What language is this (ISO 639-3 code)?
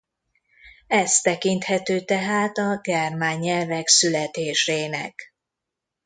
hun